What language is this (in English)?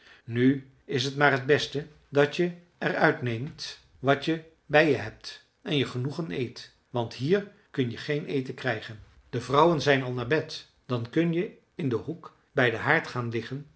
Dutch